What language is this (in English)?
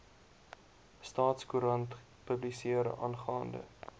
Afrikaans